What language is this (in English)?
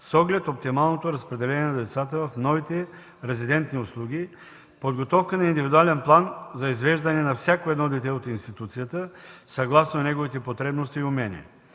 Bulgarian